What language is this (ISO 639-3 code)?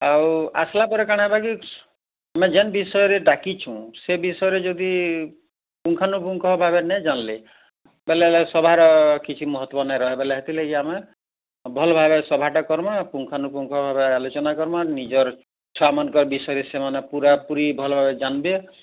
ori